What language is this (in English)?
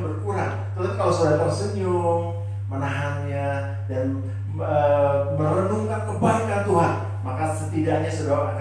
Indonesian